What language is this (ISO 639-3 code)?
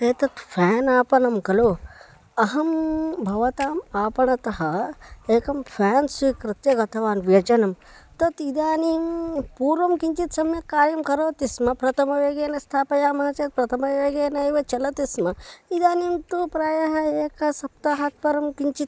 san